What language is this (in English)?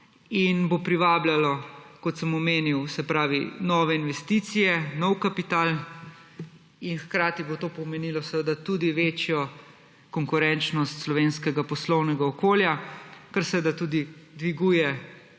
Slovenian